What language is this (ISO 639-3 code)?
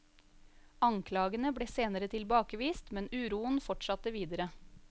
nor